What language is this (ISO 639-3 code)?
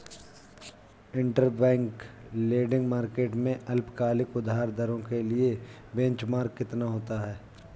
hin